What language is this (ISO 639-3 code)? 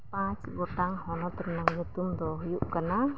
sat